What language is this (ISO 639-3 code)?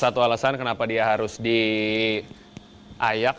ind